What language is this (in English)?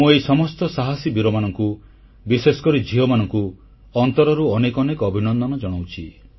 Odia